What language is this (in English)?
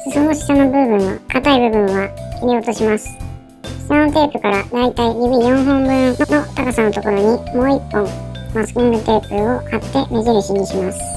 Japanese